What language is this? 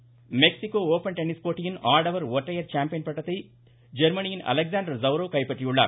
Tamil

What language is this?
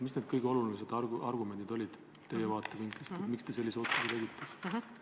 Estonian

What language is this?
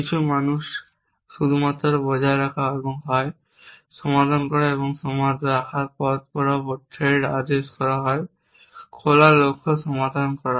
Bangla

